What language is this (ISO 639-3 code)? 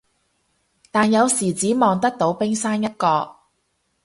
yue